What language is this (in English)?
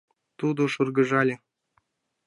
Mari